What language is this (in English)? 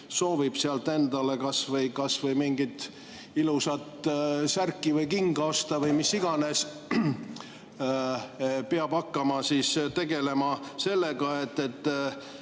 Estonian